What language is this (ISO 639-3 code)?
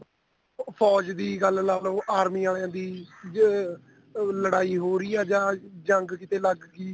pan